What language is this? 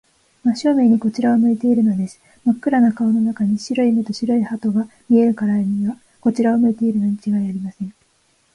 Japanese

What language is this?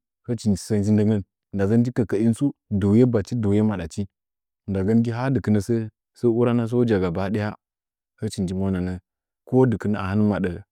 Nzanyi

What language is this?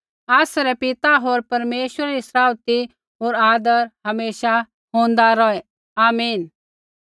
Kullu Pahari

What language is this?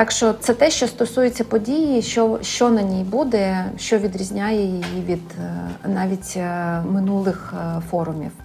Ukrainian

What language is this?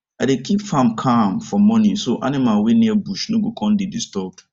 Nigerian Pidgin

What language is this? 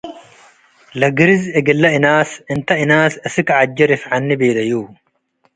Tigre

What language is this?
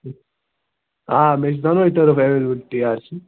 Kashmiri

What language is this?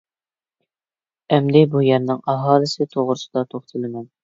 Uyghur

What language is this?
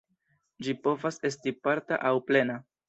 Esperanto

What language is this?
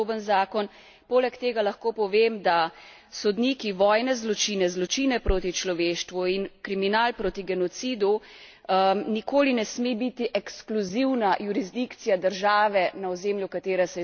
Slovenian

